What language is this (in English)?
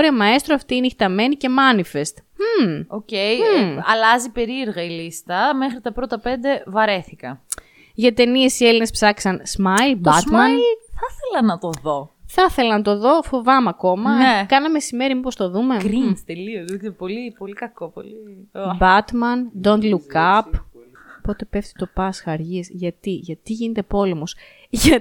Greek